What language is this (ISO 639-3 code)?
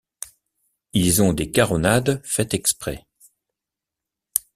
fra